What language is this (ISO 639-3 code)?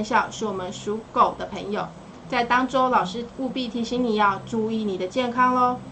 zho